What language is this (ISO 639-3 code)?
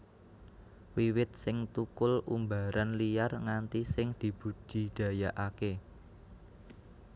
jav